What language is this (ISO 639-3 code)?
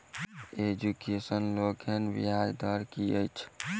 mai